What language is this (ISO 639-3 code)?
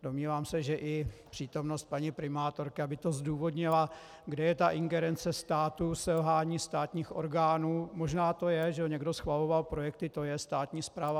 ces